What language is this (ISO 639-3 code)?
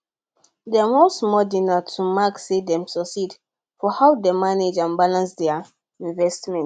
pcm